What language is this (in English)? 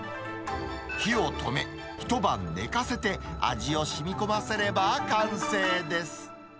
Japanese